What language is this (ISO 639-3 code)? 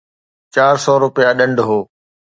snd